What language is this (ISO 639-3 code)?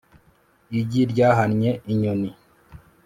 kin